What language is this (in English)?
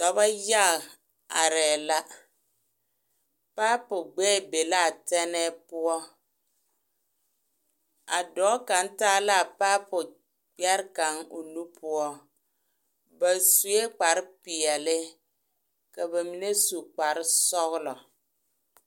Southern Dagaare